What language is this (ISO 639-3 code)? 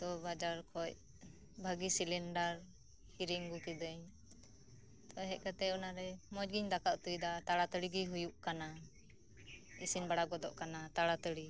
sat